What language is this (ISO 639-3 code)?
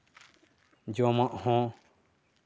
sat